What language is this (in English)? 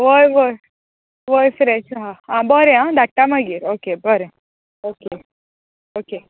Konkani